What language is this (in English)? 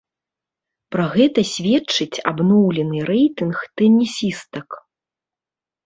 Belarusian